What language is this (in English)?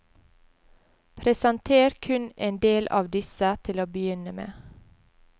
Norwegian